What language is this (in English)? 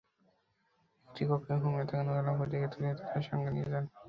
Bangla